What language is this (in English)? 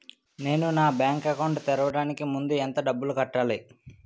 Telugu